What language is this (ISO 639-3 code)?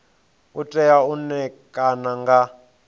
ven